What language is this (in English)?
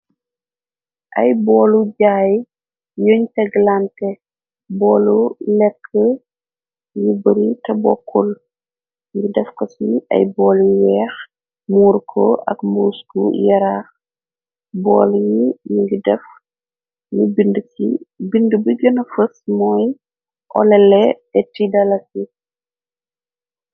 Wolof